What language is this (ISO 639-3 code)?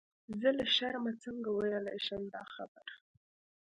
pus